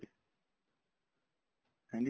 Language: Punjabi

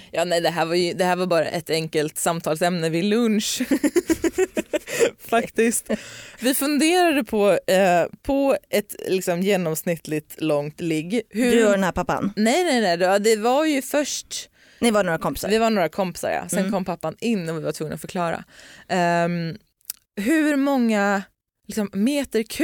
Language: Swedish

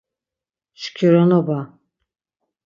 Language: Laz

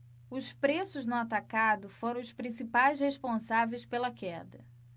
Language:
Portuguese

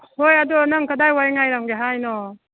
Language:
Manipuri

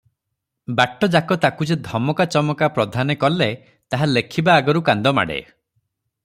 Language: Odia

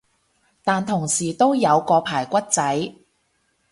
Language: Cantonese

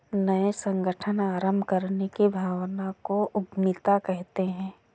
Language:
Hindi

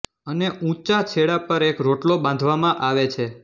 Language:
Gujarati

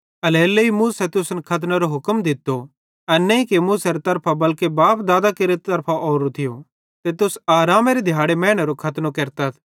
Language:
Bhadrawahi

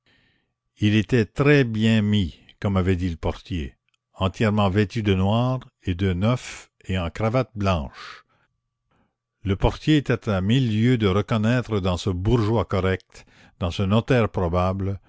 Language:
French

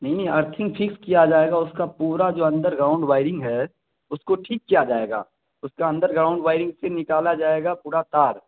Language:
Urdu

